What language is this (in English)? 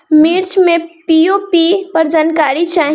Bhojpuri